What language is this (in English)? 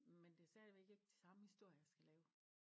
Danish